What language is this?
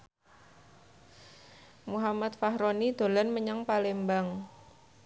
Javanese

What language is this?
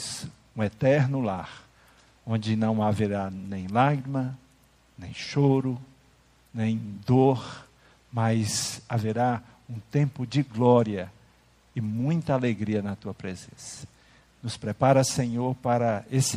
Portuguese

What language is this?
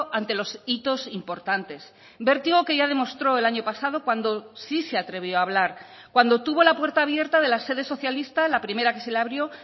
Spanish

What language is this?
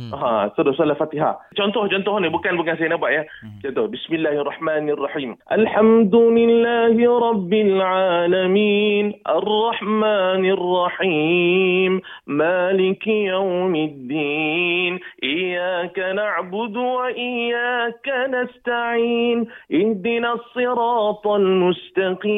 Malay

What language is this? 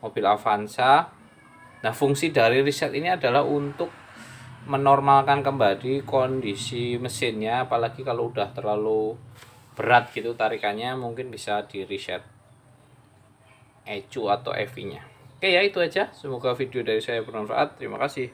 Indonesian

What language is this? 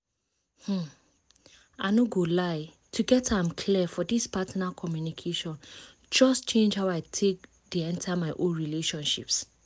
Nigerian Pidgin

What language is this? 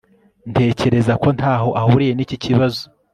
Kinyarwanda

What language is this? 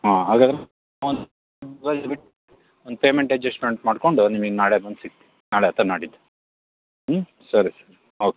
Kannada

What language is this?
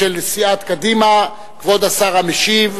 Hebrew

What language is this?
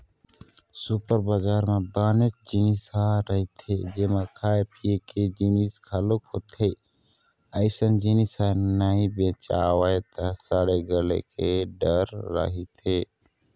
Chhattisgarhi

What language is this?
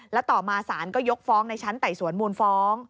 Thai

